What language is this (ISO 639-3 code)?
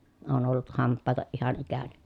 fin